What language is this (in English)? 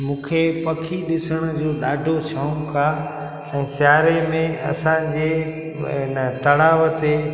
Sindhi